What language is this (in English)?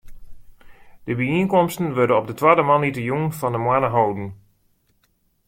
Western Frisian